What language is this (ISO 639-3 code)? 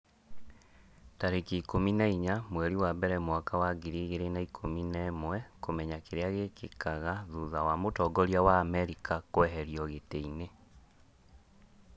kik